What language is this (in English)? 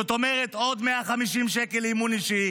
Hebrew